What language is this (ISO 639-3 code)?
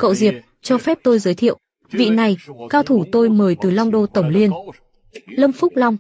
vie